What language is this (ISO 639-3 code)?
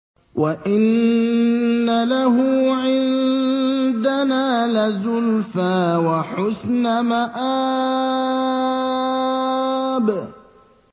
ara